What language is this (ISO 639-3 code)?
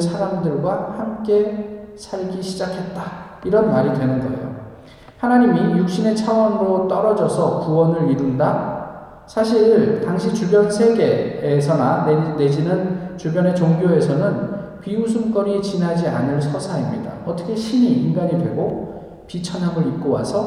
kor